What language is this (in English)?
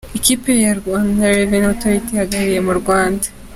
Kinyarwanda